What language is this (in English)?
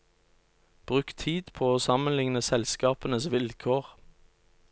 Norwegian